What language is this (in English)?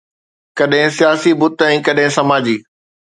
Sindhi